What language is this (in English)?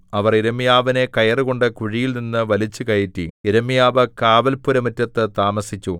Malayalam